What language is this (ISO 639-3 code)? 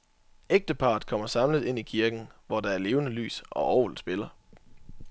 dan